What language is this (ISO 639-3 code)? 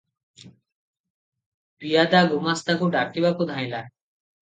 ori